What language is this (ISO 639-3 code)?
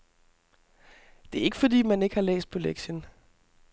dan